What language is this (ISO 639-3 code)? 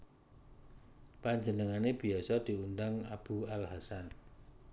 jav